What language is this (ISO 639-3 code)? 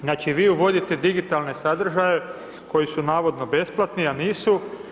hrv